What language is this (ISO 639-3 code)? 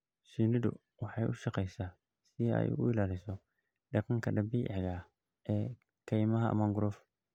som